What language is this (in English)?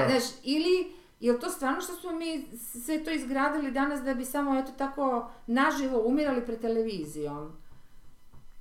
Croatian